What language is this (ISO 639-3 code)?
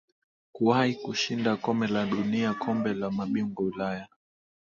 swa